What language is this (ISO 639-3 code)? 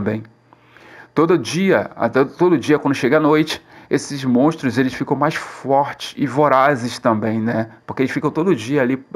por